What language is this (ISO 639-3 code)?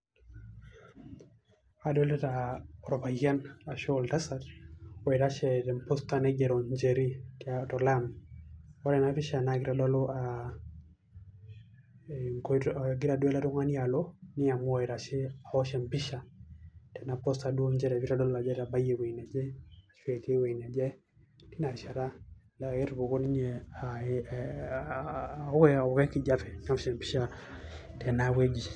mas